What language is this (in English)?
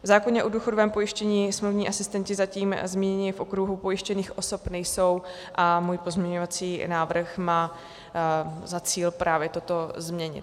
Czech